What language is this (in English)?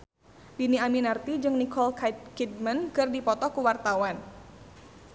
Sundanese